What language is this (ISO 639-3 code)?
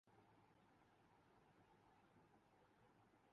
urd